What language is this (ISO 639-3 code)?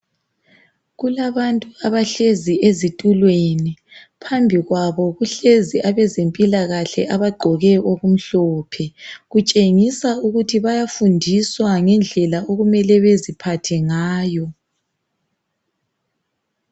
nde